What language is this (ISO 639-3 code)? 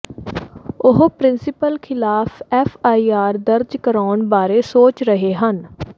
pan